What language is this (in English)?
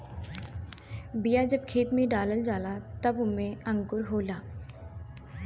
Bhojpuri